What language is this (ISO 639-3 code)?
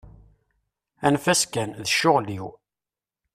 kab